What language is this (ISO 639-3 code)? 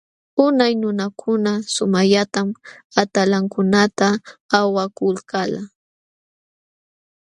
qxw